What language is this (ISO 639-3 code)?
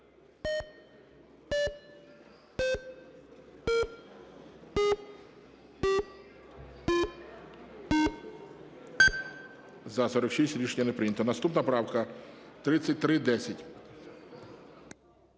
ukr